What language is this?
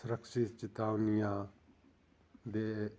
Punjabi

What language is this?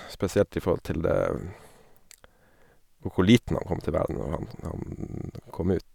Norwegian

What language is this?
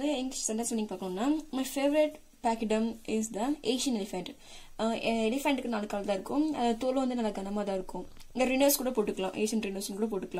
Romanian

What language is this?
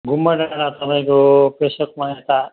Nepali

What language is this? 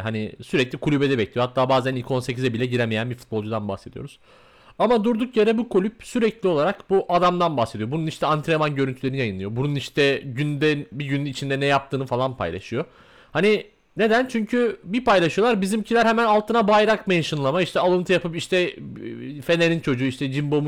Turkish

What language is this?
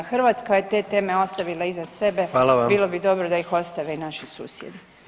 Croatian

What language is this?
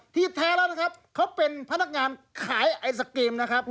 Thai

